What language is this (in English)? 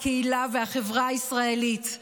Hebrew